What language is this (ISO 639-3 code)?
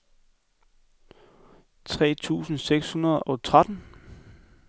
dan